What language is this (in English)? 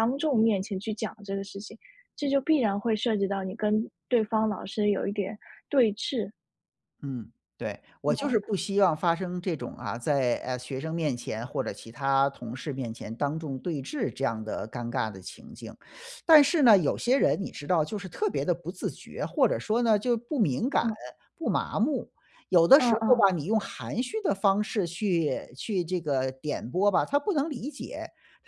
Chinese